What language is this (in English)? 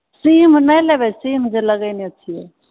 Maithili